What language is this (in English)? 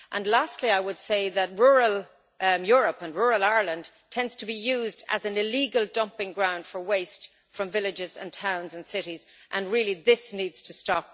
English